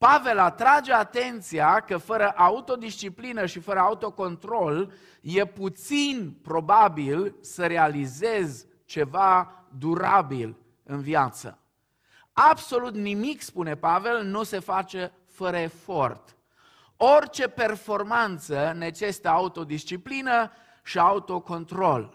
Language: Romanian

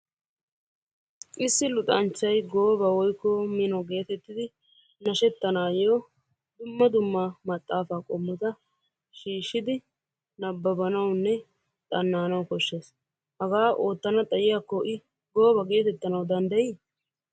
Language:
Wolaytta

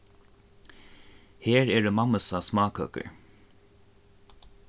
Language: Faroese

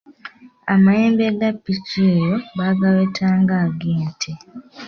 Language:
Ganda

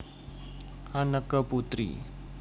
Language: Javanese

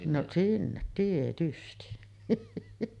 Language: Finnish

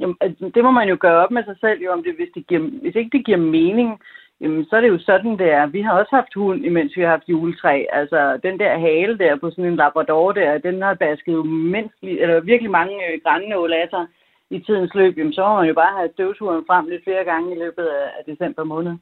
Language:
Danish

